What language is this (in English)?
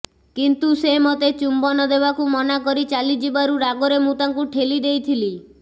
Odia